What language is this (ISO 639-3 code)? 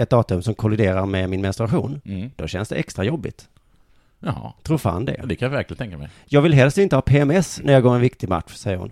swe